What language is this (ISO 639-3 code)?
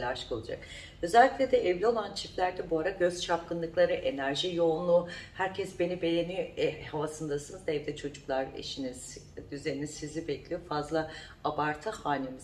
tur